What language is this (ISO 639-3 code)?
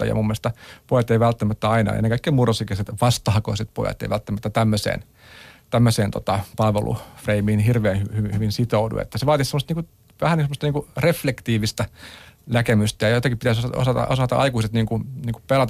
fin